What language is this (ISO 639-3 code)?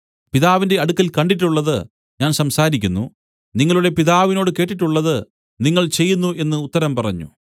mal